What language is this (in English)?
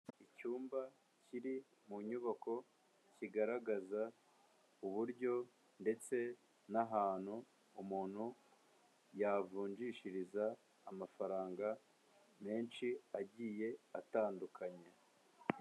Kinyarwanda